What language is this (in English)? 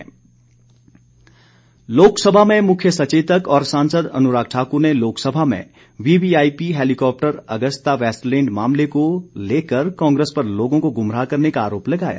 Hindi